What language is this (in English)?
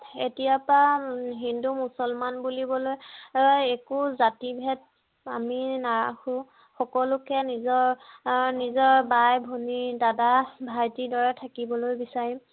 Assamese